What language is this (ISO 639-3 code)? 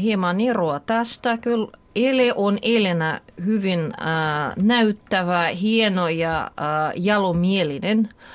fin